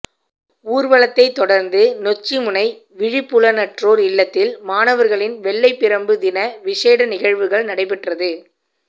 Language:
Tamil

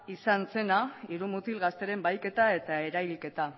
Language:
Basque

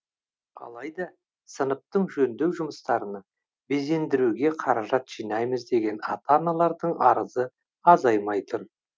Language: Kazakh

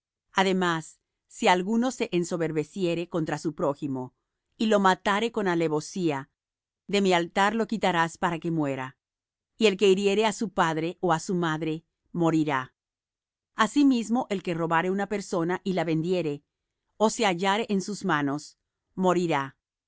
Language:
Spanish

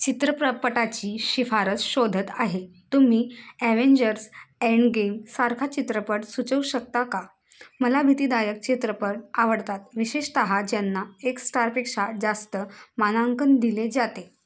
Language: Marathi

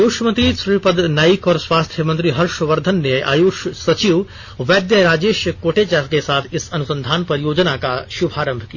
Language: Hindi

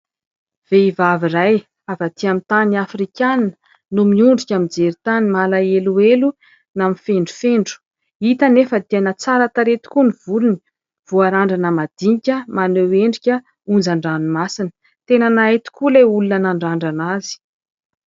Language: Malagasy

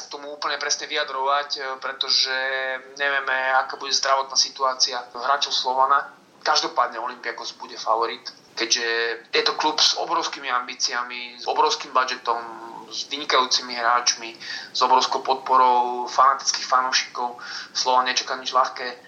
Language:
Slovak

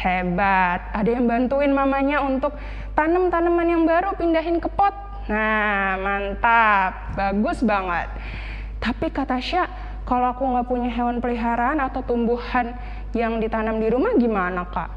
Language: Indonesian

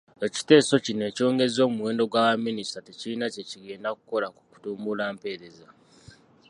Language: Ganda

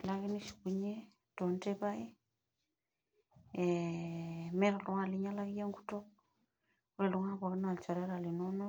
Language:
Masai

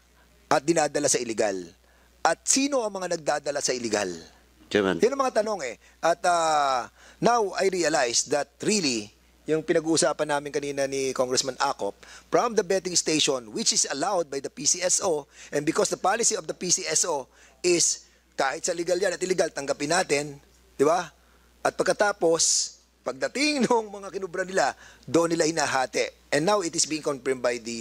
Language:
Filipino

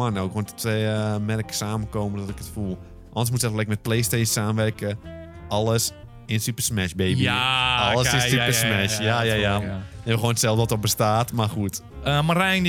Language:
Dutch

